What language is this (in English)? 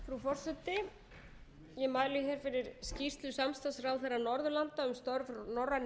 Icelandic